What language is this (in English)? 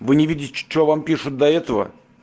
Russian